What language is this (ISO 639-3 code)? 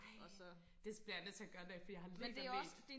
dan